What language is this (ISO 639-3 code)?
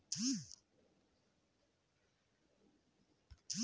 hne